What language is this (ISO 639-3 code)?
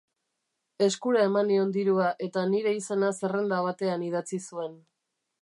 eus